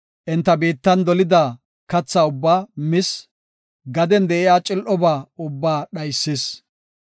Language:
Gofa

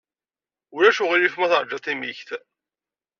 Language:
Kabyle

